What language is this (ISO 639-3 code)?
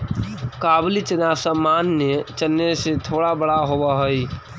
mag